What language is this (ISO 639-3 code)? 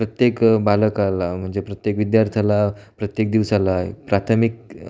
mar